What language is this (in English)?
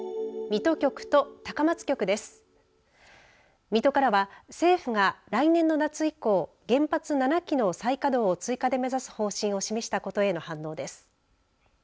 Japanese